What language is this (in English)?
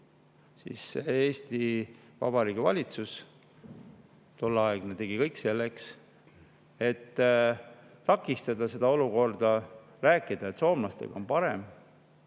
Estonian